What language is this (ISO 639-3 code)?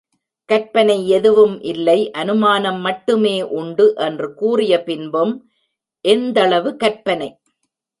tam